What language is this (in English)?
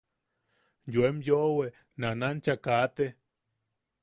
Yaqui